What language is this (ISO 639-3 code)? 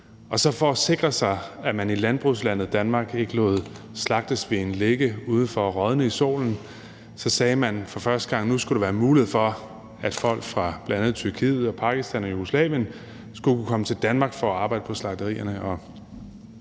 dan